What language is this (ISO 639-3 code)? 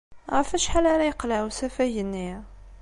kab